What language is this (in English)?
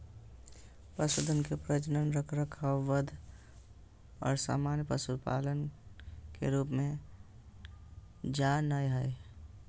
Magahi